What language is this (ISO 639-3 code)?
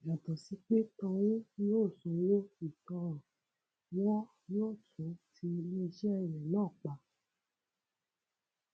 yor